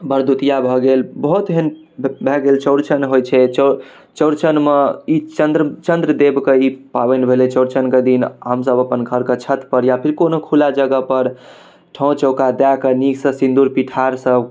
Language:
Maithili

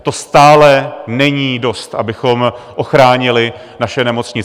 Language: Czech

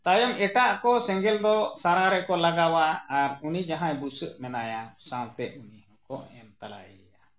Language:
Santali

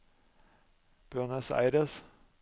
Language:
Norwegian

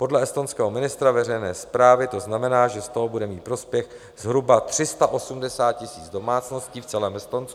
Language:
Czech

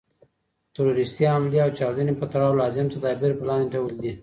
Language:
Pashto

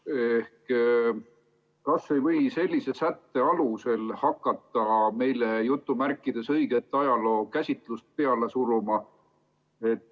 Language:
Estonian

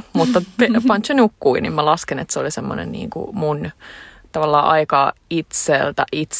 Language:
Finnish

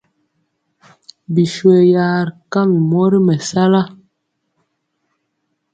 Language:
Mpiemo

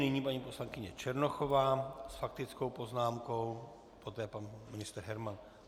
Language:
Czech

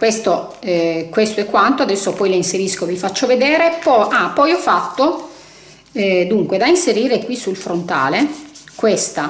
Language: Italian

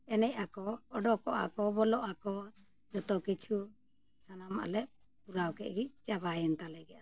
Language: Santali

